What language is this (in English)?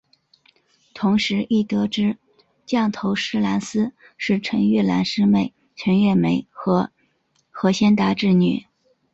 Chinese